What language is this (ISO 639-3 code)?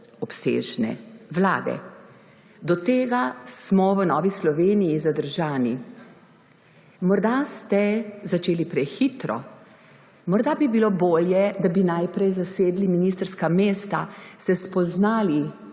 slv